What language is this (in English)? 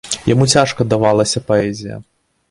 Belarusian